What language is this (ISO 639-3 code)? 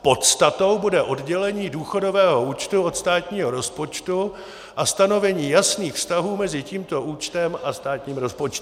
ces